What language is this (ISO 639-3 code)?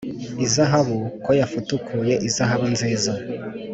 kin